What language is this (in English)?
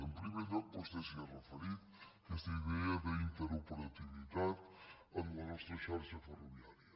Catalan